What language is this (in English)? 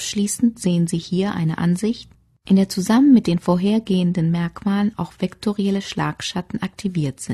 German